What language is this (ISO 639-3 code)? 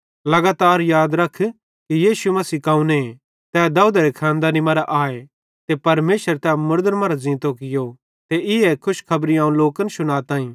bhd